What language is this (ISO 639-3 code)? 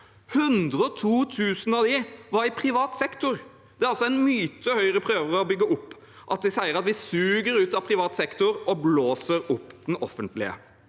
nor